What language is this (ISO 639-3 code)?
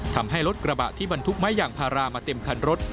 tha